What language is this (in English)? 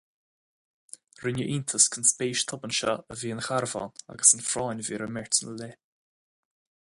Irish